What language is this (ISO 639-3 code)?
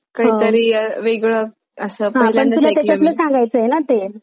mar